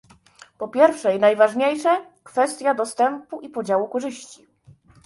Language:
Polish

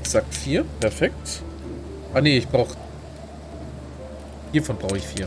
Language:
German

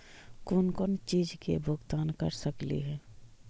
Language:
Magahi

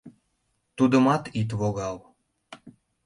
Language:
Mari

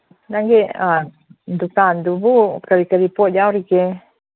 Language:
Manipuri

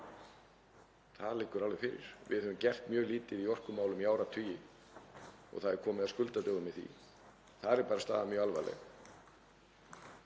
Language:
Icelandic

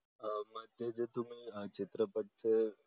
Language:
Marathi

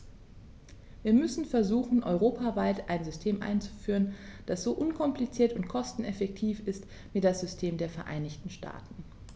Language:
German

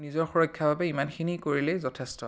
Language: Assamese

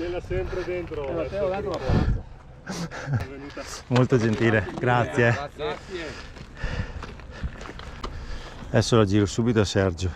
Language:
Italian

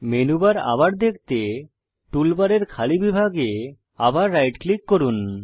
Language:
Bangla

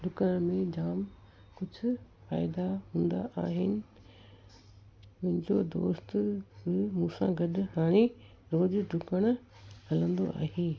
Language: Sindhi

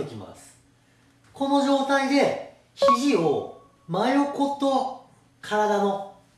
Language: Japanese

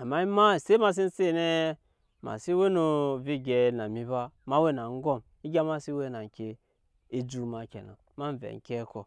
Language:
Nyankpa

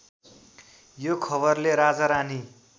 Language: Nepali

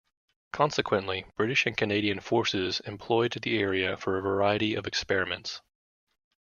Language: English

